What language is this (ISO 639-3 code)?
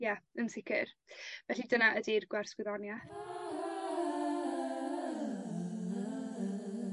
cym